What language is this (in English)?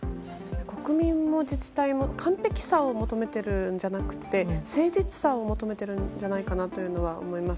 Japanese